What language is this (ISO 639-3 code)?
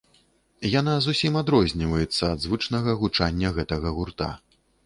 bel